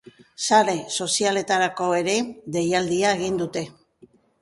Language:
Basque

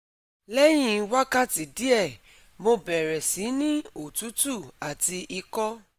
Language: Yoruba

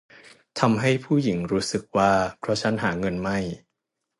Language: Thai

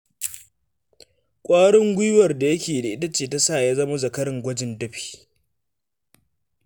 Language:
Hausa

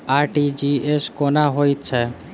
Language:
Maithili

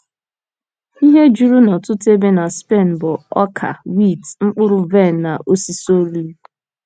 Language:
Igbo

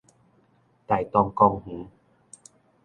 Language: Min Nan Chinese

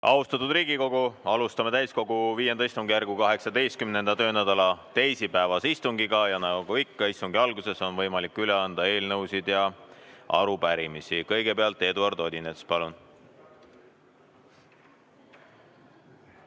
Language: Estonian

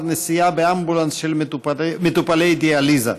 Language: Hebrew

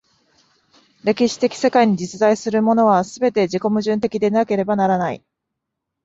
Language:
Japanese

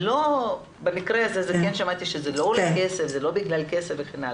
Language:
Hebrew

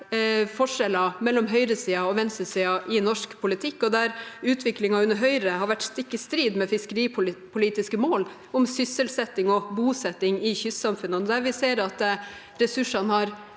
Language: Norwegian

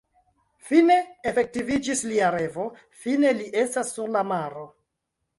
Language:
Esperanto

